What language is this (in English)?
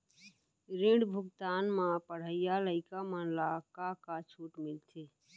Chhattisgarhi